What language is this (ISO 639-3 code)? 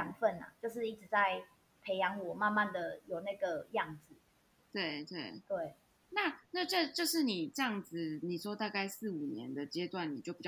zho